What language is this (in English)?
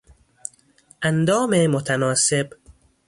Persian